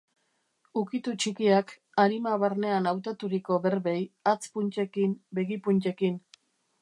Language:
Basque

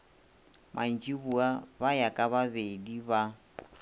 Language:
Northern Sotho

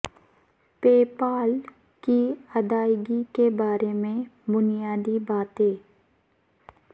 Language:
Urdu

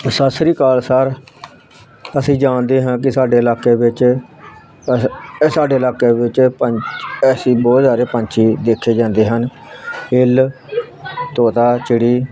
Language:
Punjabi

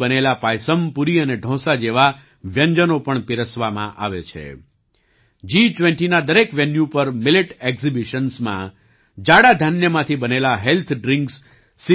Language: Gujarati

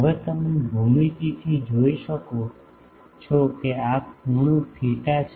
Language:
Gujarati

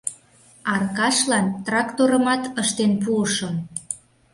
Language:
Mari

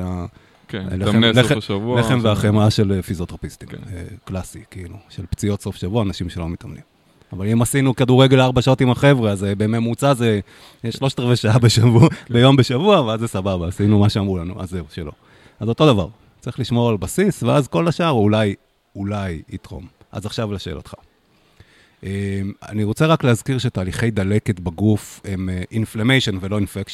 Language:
Hebrew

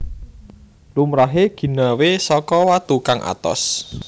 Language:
Javanese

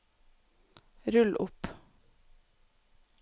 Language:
Norwegian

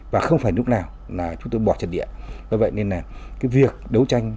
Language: Vietnamese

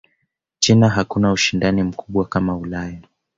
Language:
Swahili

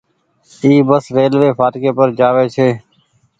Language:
Goaria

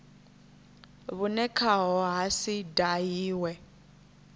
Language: Venda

